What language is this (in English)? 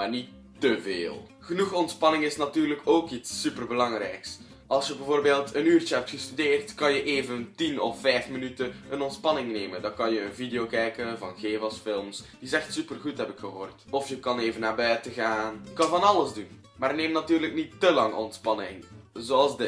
Dutch